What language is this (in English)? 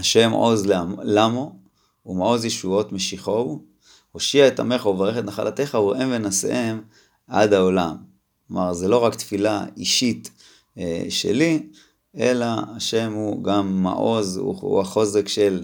Hebrew